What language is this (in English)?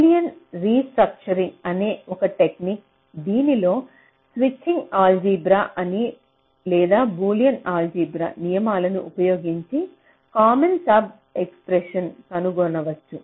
Telugu